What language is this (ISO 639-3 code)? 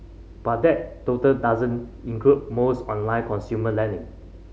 eng